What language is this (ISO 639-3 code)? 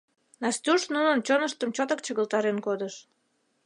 chm